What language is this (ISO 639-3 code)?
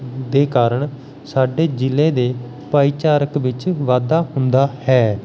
pan